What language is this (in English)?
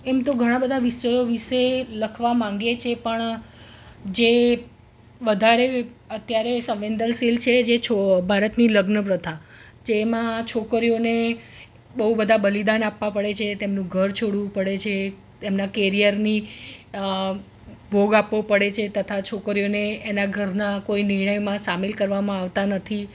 Gujarati